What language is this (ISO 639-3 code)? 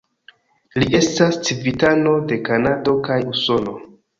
epo